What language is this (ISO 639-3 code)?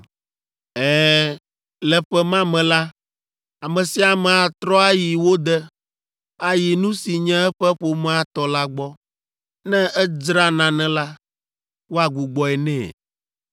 ewe